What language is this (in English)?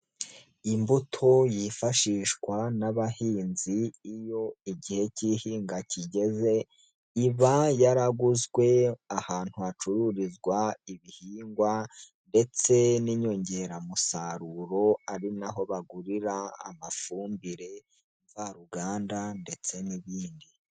Kinyarwanda